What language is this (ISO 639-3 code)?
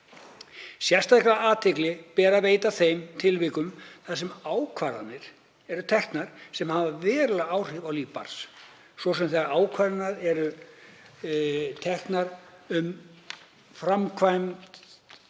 isl